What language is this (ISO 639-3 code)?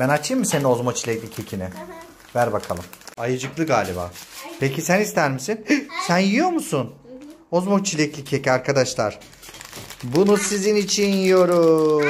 tur